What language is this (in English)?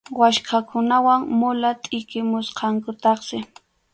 Arequipa-La Unión Quechua